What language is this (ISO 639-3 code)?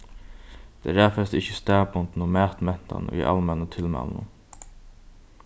fao